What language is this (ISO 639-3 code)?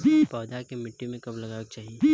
bho